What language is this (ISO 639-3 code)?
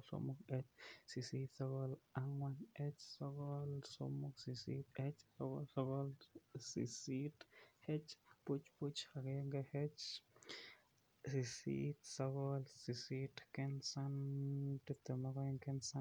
kln